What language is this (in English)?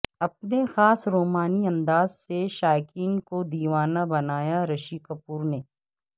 Urdu